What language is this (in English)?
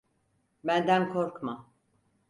Turkish